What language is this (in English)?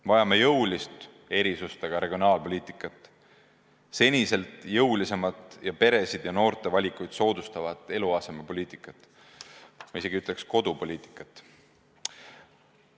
Estonian